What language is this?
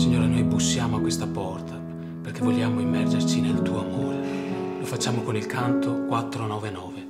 Italian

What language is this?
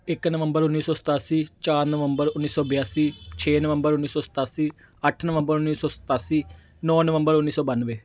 Punjabi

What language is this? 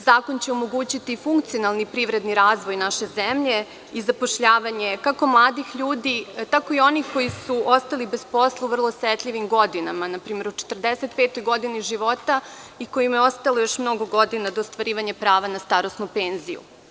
Serbian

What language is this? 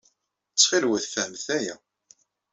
Kabyle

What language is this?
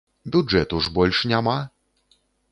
Belarusian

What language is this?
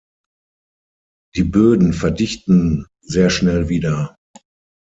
German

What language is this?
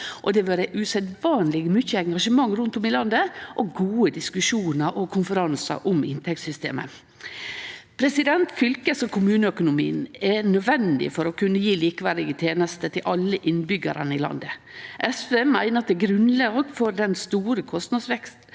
Norwegian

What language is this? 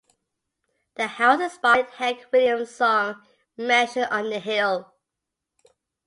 English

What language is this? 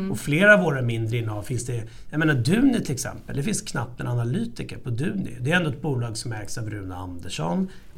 Swedish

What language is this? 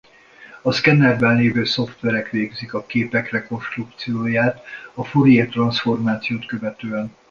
Hungarian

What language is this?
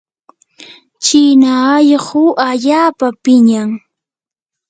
Yanahuanca Pasco Quechua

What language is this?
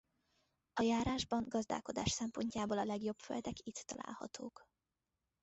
Hungarian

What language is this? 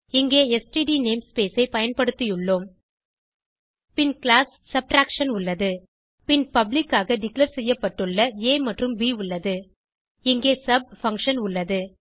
Tamil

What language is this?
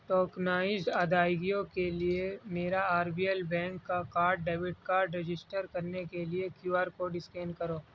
Urdu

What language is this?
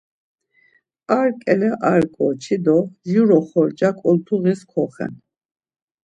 Laz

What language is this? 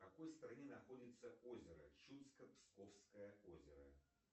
Russian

